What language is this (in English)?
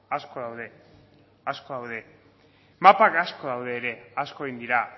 Basque